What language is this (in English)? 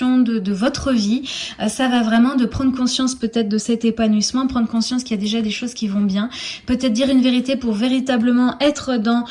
French